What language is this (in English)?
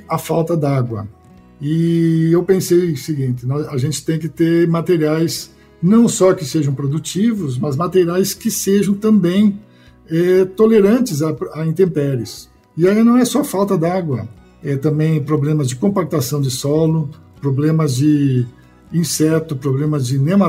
Portuguese